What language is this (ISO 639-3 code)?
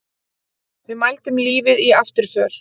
isl